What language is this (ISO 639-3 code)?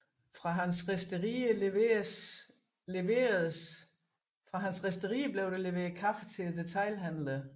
dan